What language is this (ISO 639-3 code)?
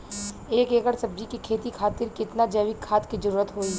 bho